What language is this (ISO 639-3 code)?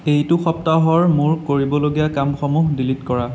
asm